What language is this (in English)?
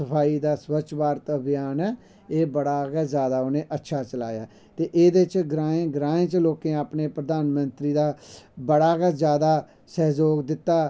Dogri